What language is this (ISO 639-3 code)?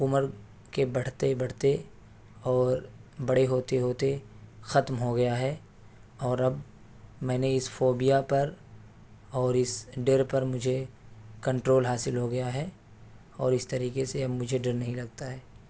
urd